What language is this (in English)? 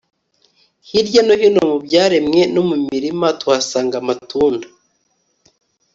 Kinyarwanda